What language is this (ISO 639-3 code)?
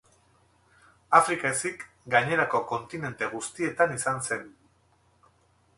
eus